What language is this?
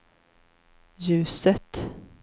Swedish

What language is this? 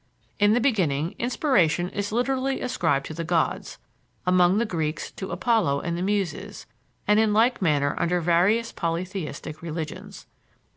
English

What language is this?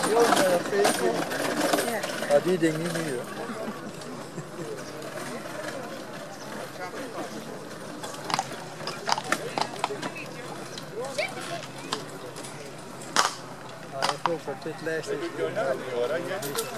Dutch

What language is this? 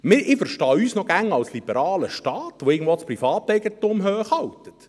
Swiss German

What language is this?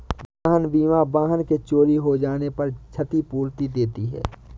Hindi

